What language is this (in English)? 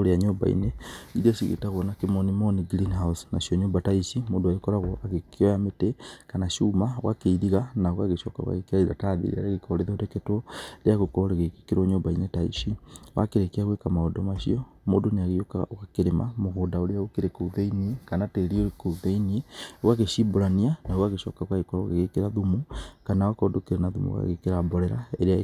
Kikuyu